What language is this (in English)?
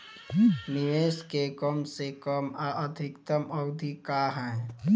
Bhojpuri